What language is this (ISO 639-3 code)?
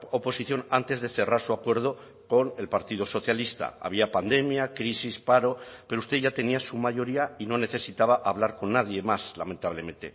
spa